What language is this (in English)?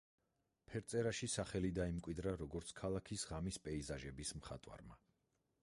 Georgian